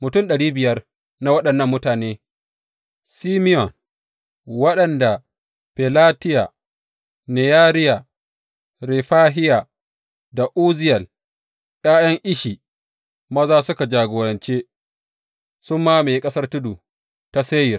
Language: Hausa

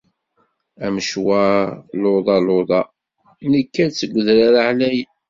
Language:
Kabyle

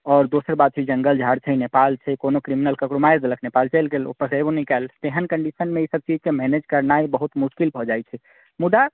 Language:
Maithili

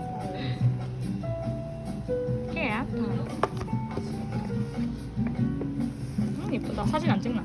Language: Korean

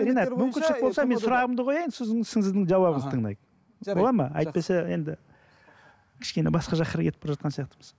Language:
Kazakh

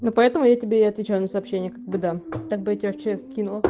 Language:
Russian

